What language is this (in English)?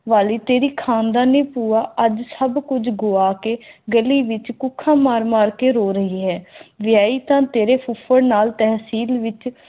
Punjabi